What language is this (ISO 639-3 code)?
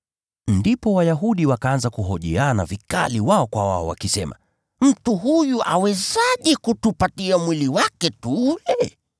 swa